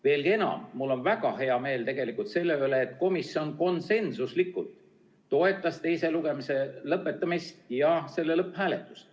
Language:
Estonian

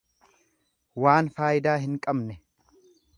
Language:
Oromo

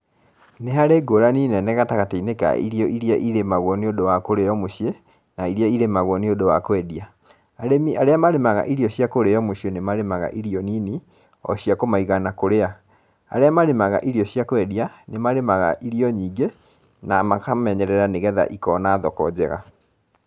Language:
Kikuyu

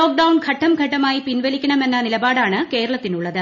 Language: Malayalam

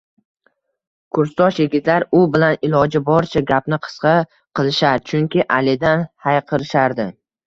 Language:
Uzbek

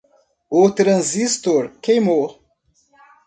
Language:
Portuguese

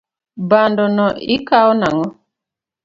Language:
Luo (Kenya and Tanzania)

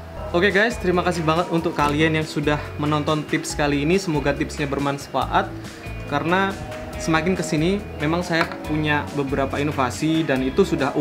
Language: Indonesian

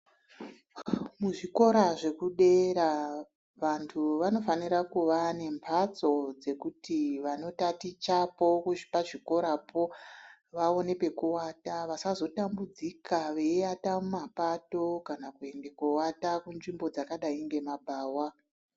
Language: Ndau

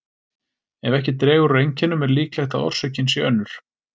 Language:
Icelandic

